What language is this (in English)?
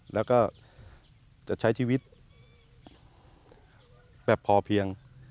Thai